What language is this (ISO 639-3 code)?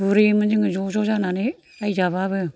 brx